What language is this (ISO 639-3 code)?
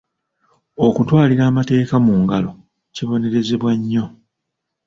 lug